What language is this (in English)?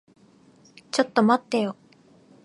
Japanese